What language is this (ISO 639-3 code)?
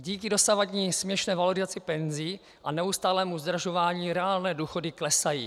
ces